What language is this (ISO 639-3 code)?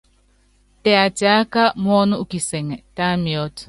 yav